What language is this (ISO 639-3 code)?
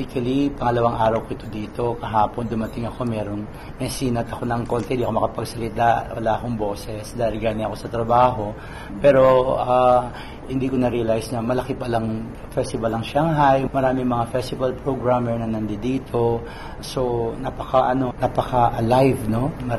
fil